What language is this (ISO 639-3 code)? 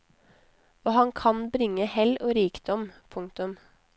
nor